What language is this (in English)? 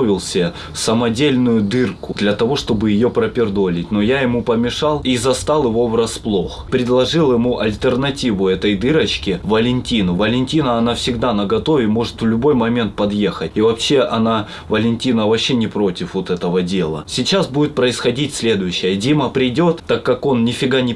Russian